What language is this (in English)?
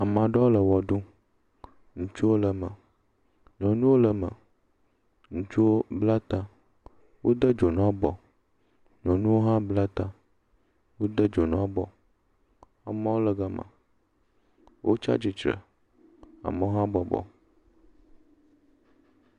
Ewe